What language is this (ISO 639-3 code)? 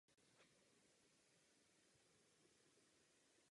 ces